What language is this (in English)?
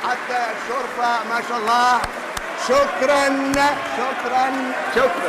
Arabic